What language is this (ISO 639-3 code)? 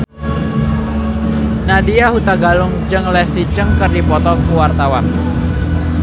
sun